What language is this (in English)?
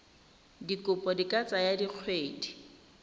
Tswana